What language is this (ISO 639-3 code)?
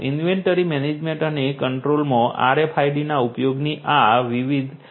guj